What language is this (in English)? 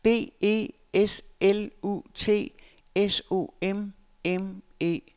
Danish